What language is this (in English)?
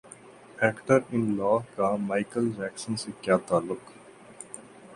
Urdu